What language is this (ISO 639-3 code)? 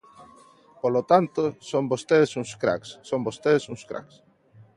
glg